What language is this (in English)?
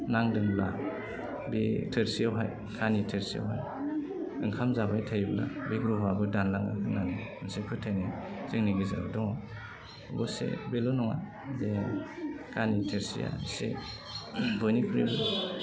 Bodo